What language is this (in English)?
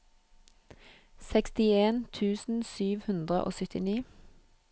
Norwegian